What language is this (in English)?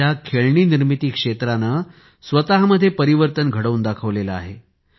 Marathi